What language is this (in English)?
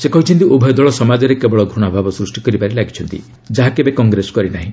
Odia